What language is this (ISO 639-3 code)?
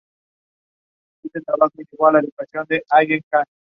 spa